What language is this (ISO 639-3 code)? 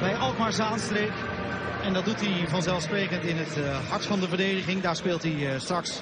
nld